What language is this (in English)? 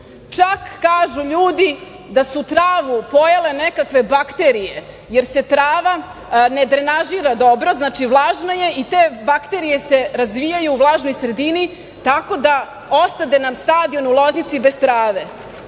Serbian